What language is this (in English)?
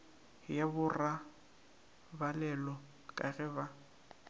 Northern Sotho